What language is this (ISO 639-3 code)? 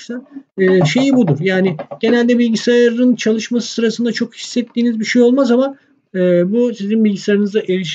tur